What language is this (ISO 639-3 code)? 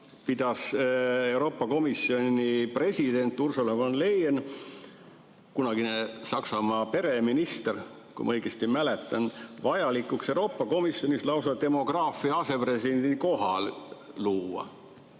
est